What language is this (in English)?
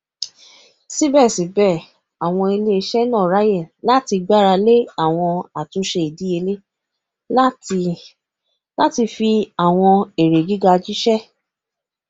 Yoruba